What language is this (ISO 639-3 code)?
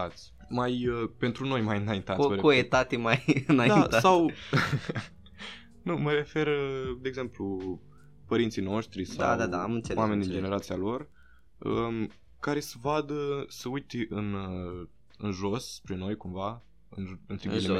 ron